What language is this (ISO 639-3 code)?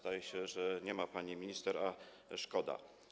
pol